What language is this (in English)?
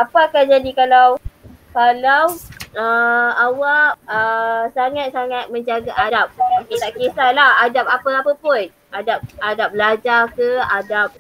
Malay